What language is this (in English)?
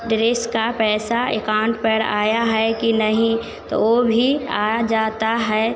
Hindi